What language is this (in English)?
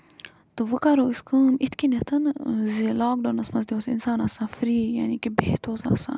Kashmiri